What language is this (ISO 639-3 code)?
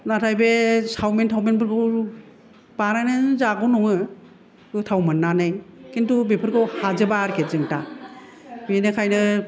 brx